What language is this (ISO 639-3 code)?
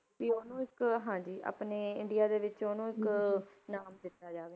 pan